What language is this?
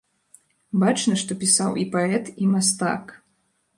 Belarusian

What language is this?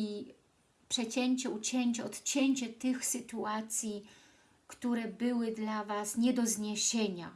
Polish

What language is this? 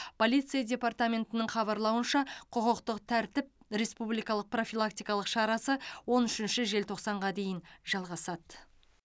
Kazakh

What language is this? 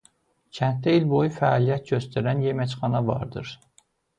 Azerbaijani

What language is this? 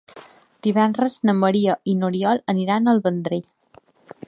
Catalan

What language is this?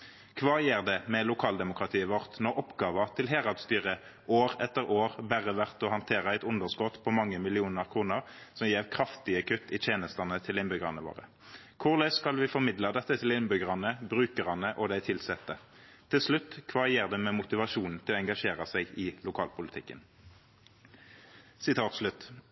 Norwegian Nynorsk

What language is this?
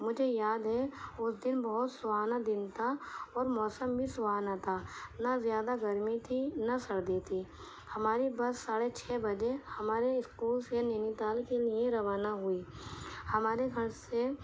Urdu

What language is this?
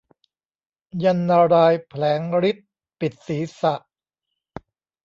Thai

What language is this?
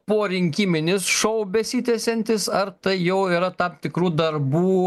Lithuanian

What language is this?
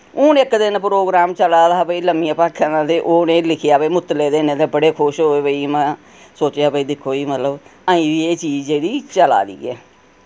Dogri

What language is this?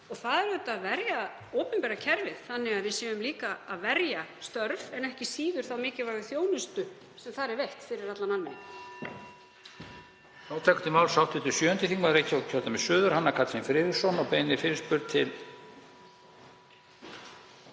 Icelandic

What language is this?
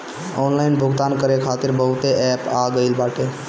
Bhojpuri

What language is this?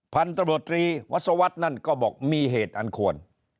Thai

